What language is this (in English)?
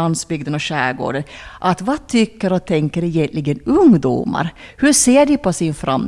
Swedish